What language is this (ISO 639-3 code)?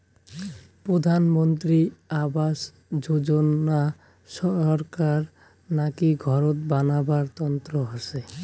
ben